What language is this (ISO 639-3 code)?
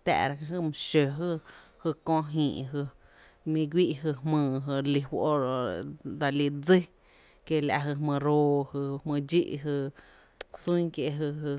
cte